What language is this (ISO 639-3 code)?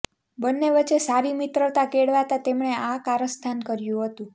guj